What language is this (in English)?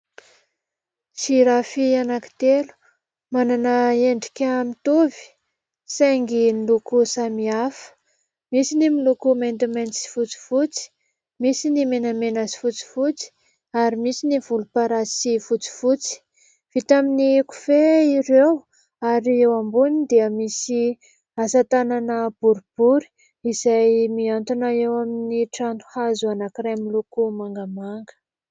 Malagasy